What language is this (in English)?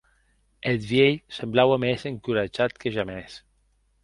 Occitan